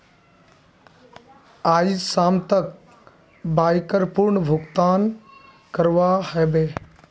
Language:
Magahi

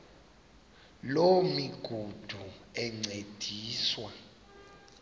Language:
Xhosa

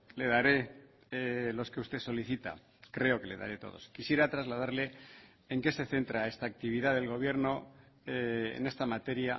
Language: Spanish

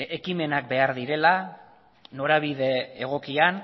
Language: Basque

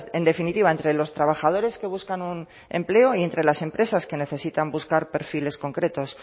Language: Spanish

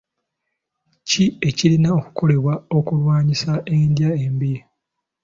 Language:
Ganda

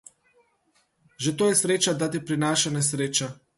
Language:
Slovenian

